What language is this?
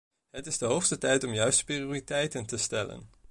Dutch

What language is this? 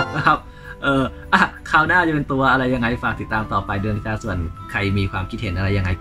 Thai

